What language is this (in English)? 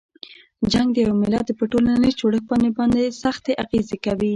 Pashto